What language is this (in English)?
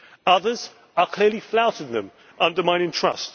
English